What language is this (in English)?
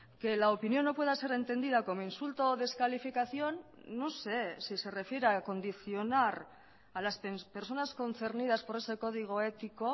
Spanish